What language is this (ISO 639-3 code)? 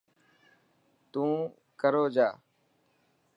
mki